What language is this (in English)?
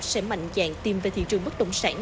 Vietnamese